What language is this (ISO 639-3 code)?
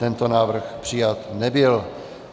ces